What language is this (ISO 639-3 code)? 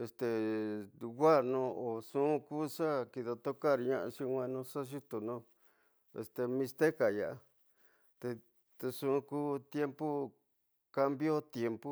mtx